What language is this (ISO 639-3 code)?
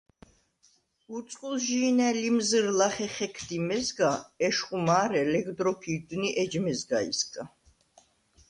sva